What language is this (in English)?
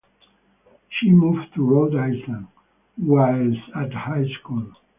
English